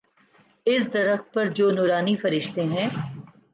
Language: Urdu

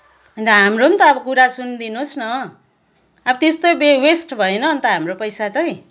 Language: Nepali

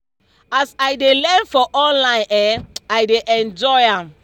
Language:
Nigerian Pidgin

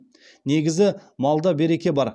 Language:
Kazakh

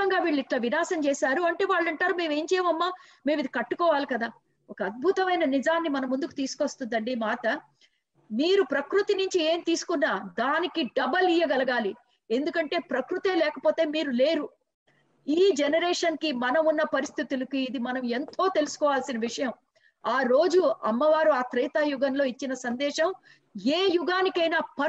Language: Telugu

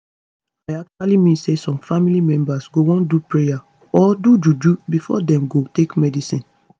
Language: Nigerian Pidgin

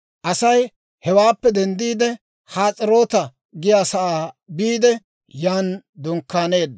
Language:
Dawro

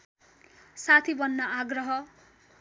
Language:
Nepali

